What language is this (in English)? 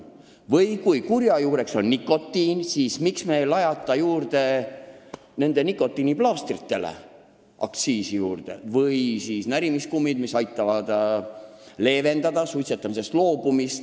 Estonian